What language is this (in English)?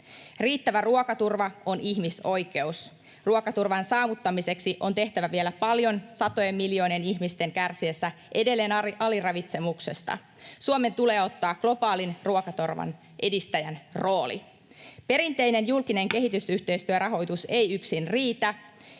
Finnish